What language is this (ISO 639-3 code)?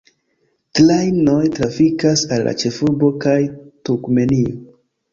epo